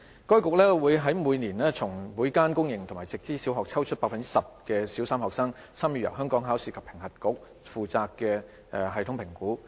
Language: Cantonese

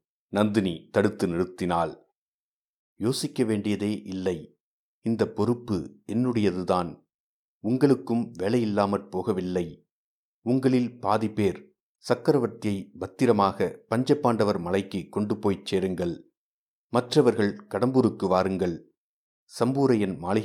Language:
Tamil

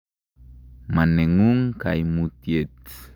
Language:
Kalenjin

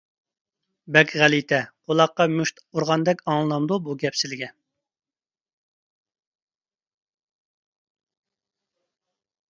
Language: Uyghur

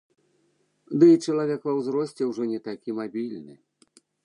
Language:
Belarusian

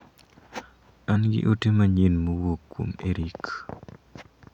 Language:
Luo (Kenya and Tanzania)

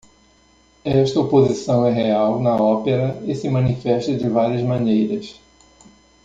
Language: Portuguese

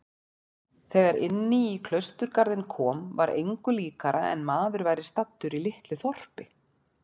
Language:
Icelandic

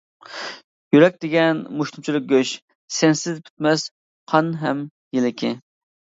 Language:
Uyghur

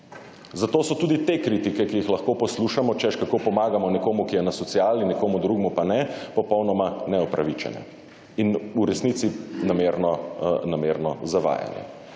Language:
Slovenian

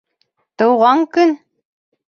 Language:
Bashkir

